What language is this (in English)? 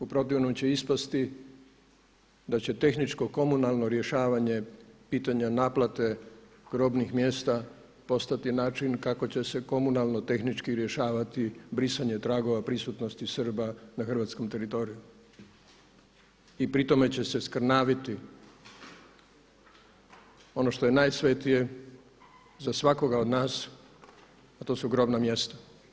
Croatian